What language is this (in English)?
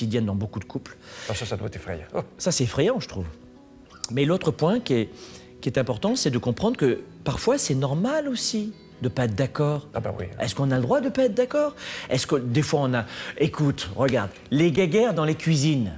French